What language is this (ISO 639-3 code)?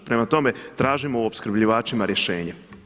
hrv